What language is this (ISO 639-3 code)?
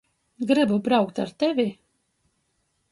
ltg